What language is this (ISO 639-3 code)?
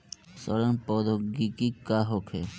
bho